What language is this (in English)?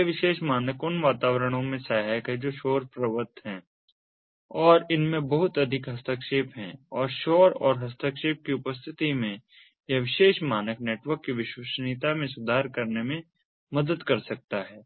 Hindi